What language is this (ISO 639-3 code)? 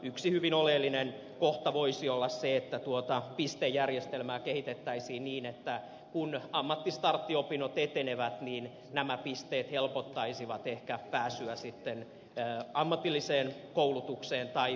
fin